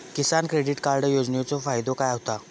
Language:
Marathi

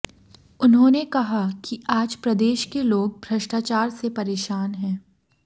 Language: Hindi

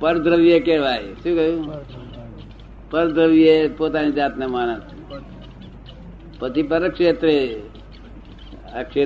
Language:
Gujarati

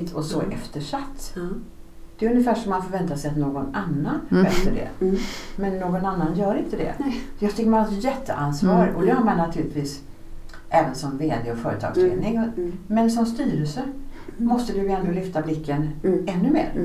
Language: Swedish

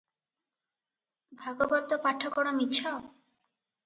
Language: Odia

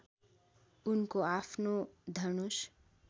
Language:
Nepali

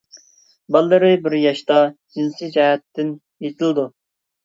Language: Uyghur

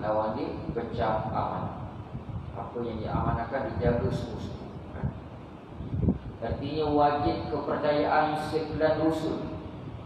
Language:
Malay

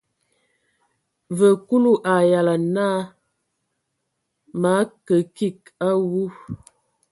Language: Ewondo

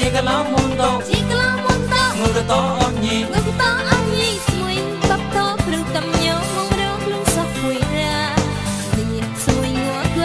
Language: Thai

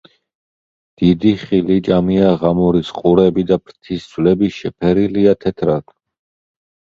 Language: Georgian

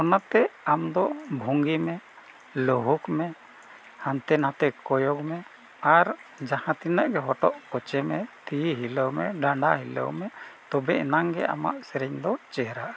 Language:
Santali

